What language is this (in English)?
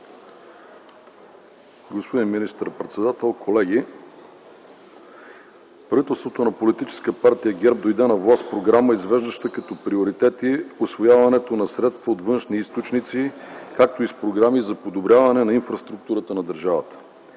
Bulgarian